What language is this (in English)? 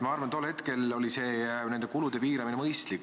Estonian